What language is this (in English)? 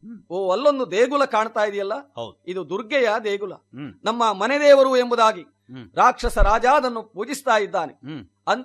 Kannada